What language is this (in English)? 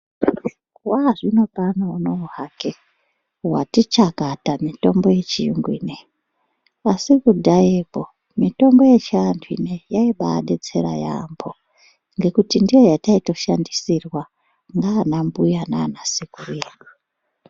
Ndau